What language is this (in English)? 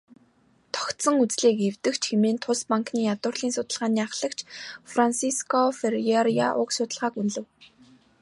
Mongolian